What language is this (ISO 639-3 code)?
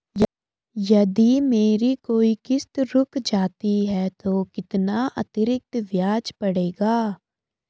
hin